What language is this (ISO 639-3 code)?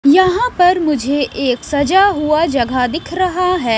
hin